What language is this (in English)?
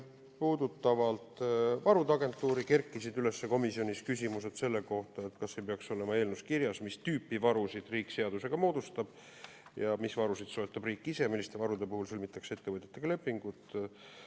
Estonian